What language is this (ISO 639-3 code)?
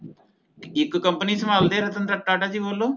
pan